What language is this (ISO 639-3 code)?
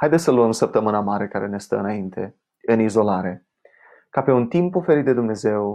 ron